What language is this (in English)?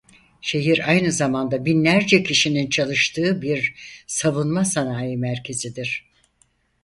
Turkish